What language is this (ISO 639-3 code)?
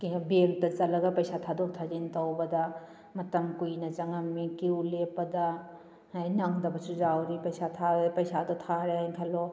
mni